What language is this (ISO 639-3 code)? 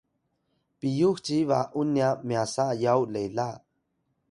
tay